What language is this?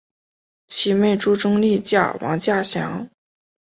Chinese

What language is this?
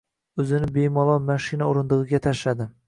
Uzbek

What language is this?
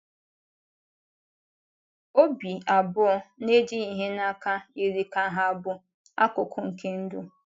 Igbo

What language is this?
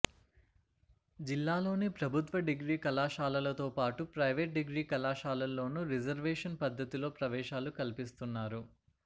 Telugu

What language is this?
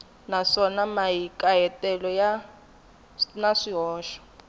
Tsonga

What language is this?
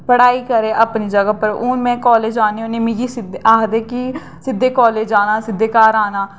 Dogri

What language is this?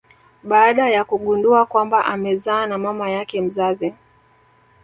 Swahili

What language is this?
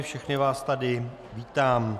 Czech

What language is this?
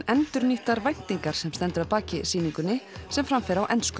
Icelandic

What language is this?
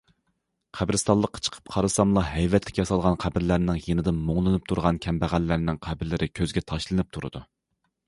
Uyghur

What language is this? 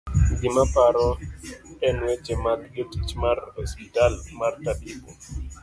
Luo (Kenya and Tanzania)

